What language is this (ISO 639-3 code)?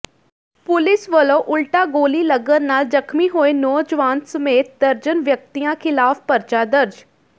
pan